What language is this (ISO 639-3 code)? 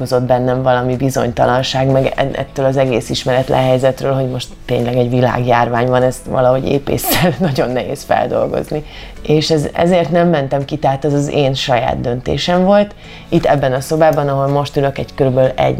hun